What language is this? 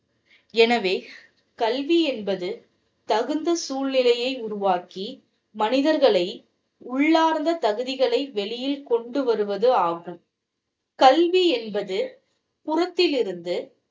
Tamil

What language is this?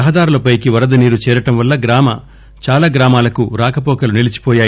Telugu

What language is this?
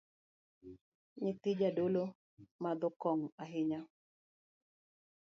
Luo (Kenya and Tanzania)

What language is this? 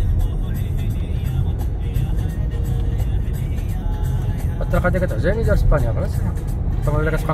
Arabic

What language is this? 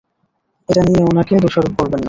Bangla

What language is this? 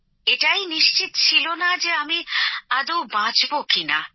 Bangla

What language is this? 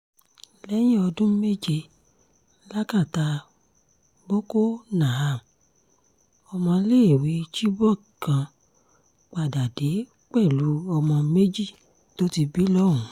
Yoruba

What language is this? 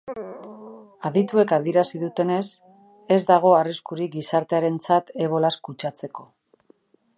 Basque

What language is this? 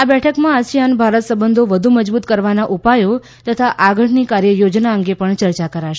Gujarati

